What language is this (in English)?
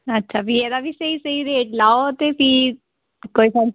Dogri